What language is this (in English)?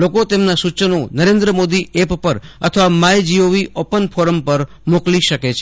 Gujarati